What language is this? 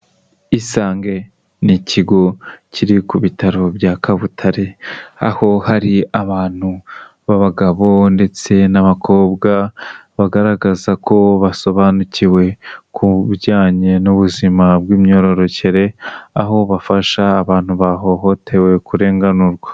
Kinyarwanda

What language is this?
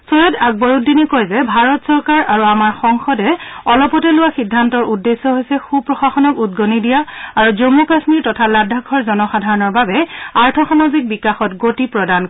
Assamese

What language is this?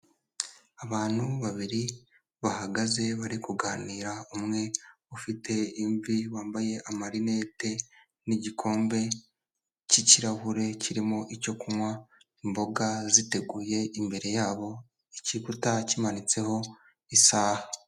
Kinyarwanda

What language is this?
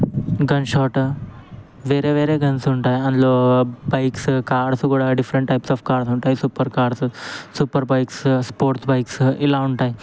Telugu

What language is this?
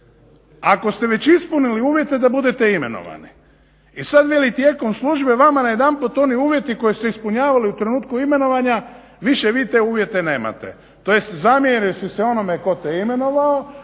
Croatian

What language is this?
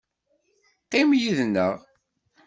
Kabyle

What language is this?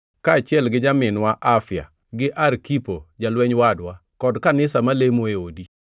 Luo (Kenya and Tanzania)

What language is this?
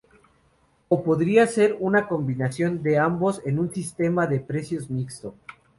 Spanish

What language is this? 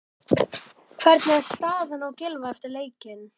Icelandic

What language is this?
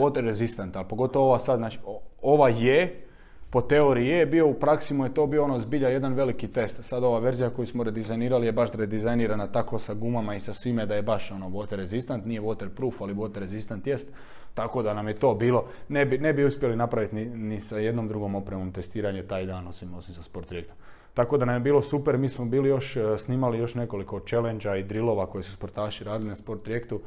Croatian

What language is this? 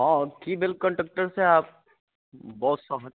Maithili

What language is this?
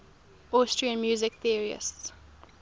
English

